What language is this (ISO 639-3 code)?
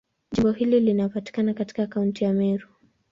swa